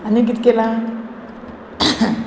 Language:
Konkani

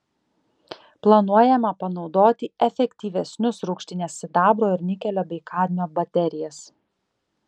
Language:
Lithuanian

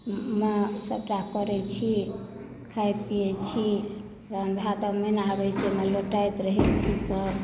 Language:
Maithili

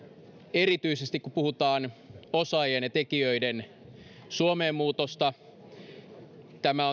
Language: Finnish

